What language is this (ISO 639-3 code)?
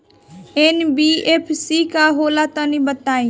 bho